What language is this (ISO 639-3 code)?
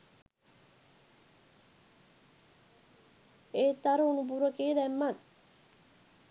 sin